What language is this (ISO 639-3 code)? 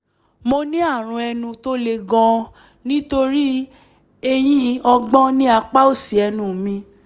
yor